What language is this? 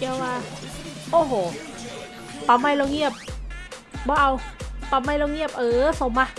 Thai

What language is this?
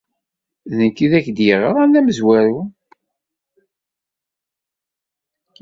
Kabyle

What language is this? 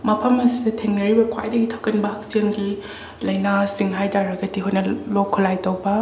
Manipuri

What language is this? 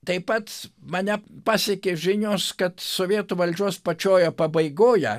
Lithuanian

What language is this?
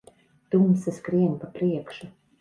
Latvian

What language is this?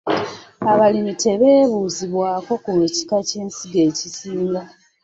Ganda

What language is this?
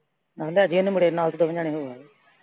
Punjabi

